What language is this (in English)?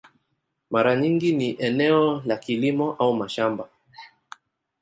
Swahili